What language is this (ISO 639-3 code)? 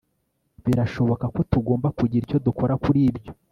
kin